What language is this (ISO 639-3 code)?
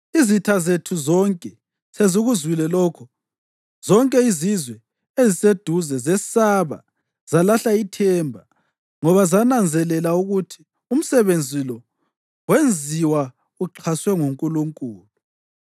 nde